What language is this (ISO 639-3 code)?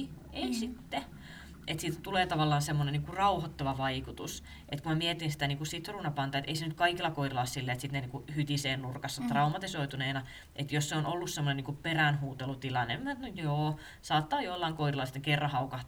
fin